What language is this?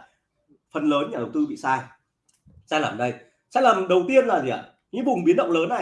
Vietnamese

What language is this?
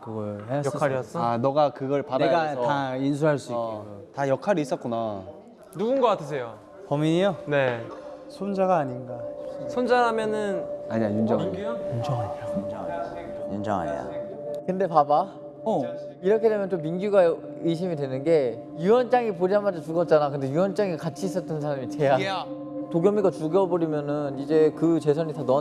Korean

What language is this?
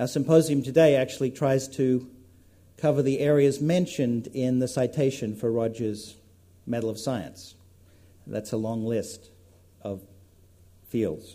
English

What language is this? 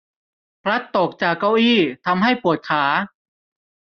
Thai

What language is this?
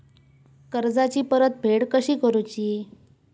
Marathi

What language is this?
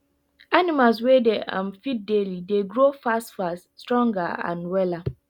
Nigerian Pidgin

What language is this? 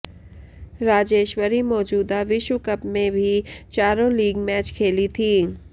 Hindi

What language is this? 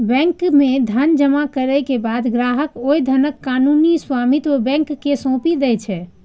Maithili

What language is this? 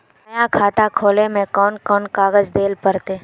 Magahi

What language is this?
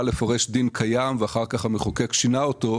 Hebrew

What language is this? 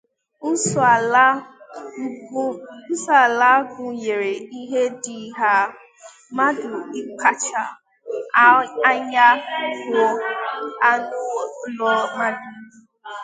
Igbo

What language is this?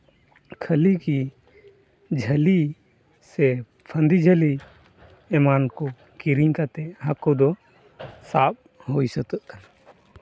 Santali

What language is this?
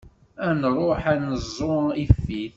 Kabyle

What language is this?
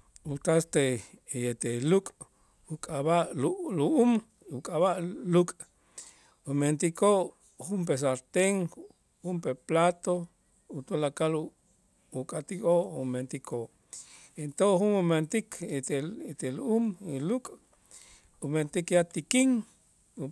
Itzá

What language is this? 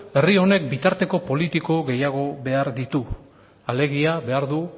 Basque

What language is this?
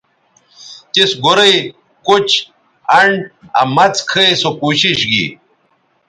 Bateri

